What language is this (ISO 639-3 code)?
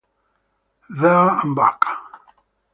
ita